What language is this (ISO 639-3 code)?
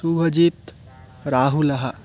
san